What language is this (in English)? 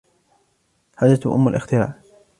Arabic